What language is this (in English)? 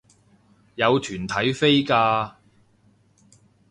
Cantonese